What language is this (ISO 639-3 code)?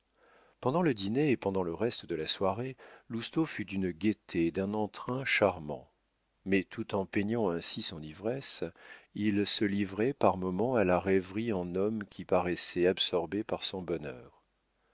fra